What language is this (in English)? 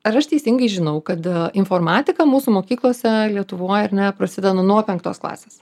Lithuanian